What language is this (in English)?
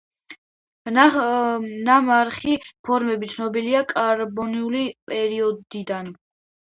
Georgian